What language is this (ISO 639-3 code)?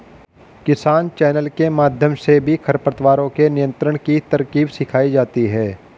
hin